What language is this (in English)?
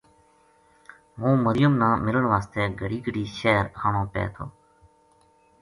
Gujari